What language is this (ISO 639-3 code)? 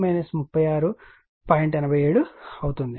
tel